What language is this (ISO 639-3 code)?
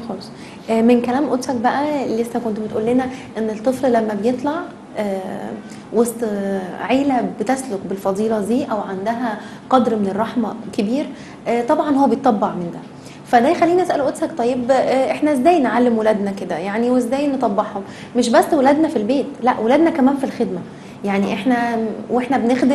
ara